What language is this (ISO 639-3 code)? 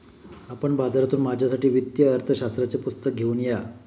mar